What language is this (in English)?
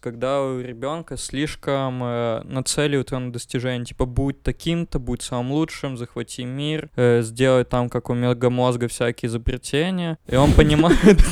Russian